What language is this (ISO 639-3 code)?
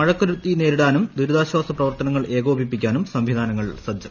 mal